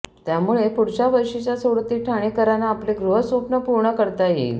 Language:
Marathi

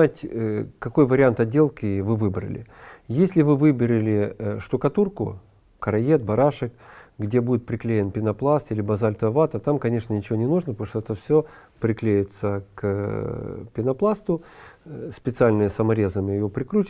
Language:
Russian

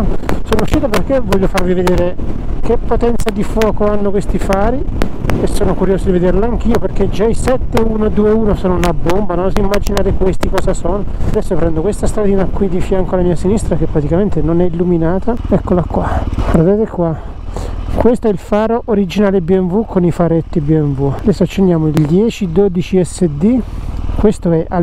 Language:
Italian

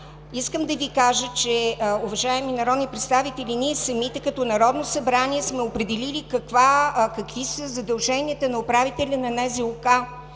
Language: Bulgarian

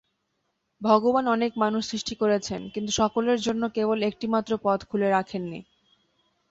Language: Bangla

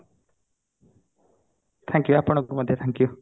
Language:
Odia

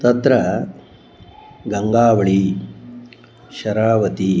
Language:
Sanskrit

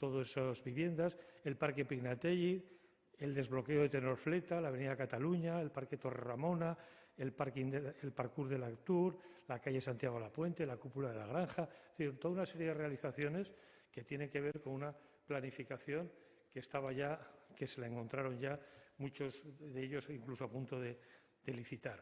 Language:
Spanish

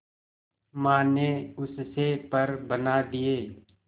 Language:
Hindi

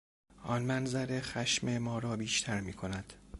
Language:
Persian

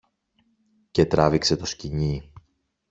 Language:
Greek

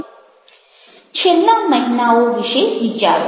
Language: Gujarati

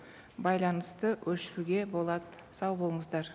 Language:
Kazakh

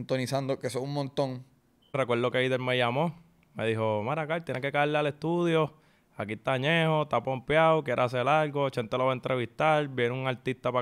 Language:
Spanish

